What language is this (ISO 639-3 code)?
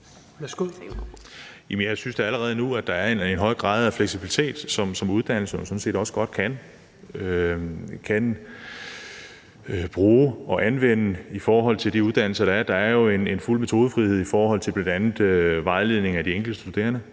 dan